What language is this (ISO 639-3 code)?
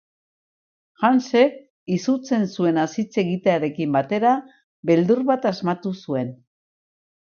eus